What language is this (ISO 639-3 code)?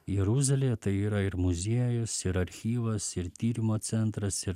lit